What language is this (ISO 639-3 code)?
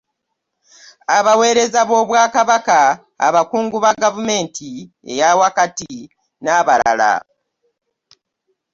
lug